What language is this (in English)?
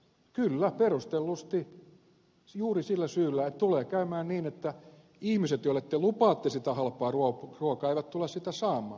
Finnish